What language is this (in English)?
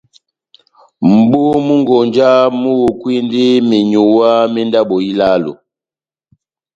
Batanga